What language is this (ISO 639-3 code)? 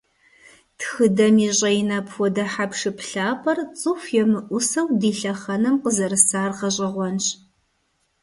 kbd